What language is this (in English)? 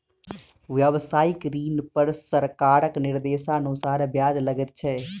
Maithili